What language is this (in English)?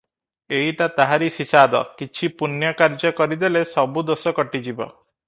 Odia